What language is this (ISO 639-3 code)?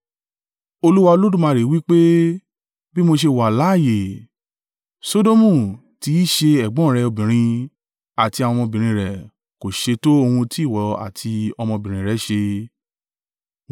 yor